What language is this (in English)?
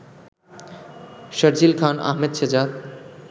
Bangla